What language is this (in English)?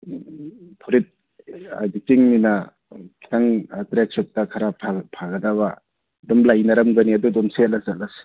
Manipuri